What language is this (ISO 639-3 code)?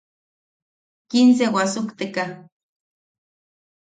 yaq